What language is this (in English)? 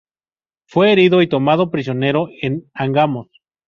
Spanish